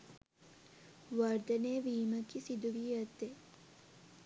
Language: Sinhala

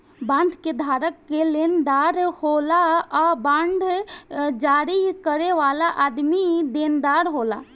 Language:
Bhojpuri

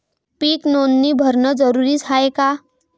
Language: Marathi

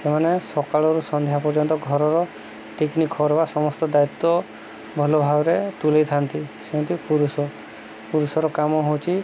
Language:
Odia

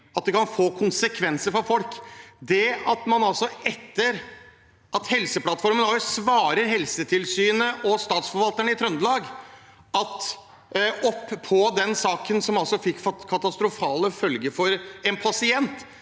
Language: Norwegian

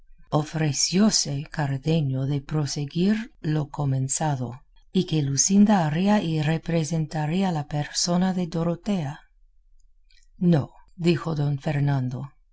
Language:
Spanish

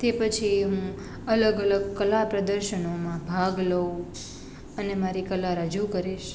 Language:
Gujarati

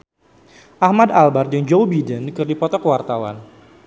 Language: Sundanese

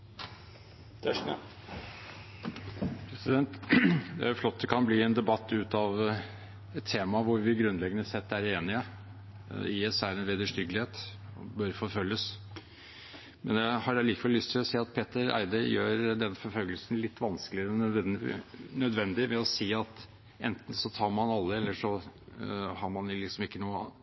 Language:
Norwegian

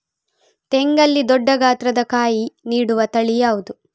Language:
Kannada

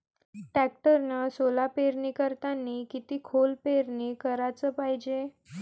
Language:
Marathi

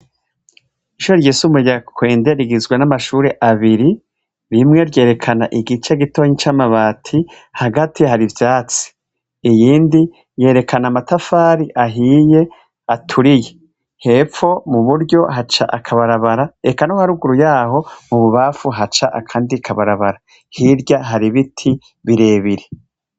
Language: Rundi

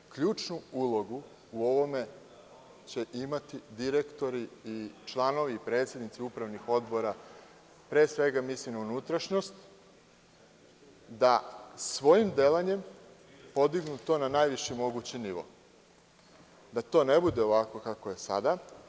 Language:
Serbian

